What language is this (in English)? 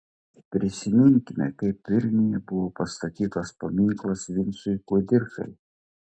Lithuanian